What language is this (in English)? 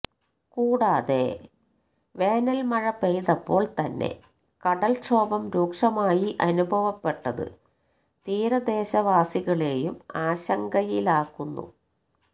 Malayalam